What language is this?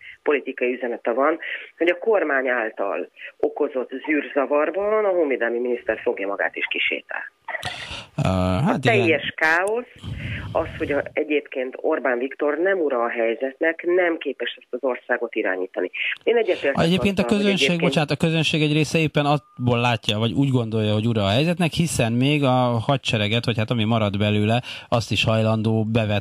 Hungarian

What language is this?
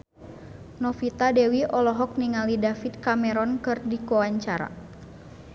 Sundanese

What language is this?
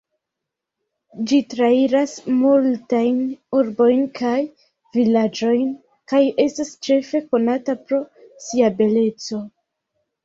Esperanto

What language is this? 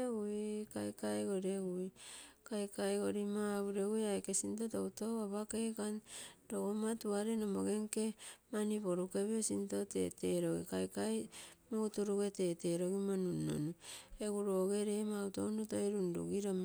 Terei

